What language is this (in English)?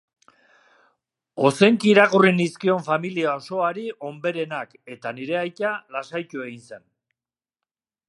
Basque